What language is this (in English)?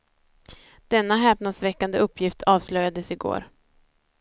Swedish